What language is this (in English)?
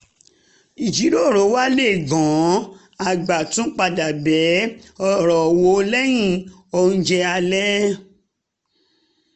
Yoruba